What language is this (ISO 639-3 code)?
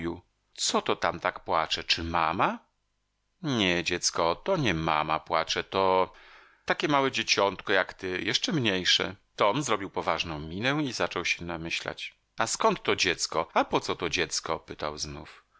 pol